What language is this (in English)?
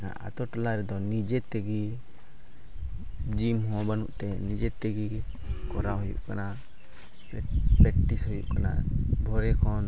Santali